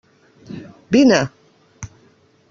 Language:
Catalan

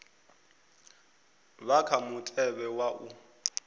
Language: Venda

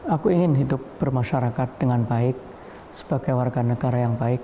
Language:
Indonesian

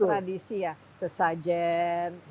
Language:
Indonesian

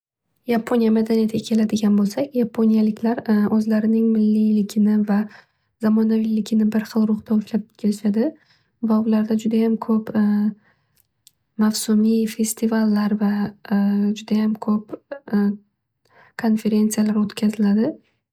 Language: Uzbek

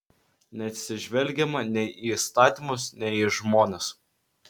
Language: Lithuanian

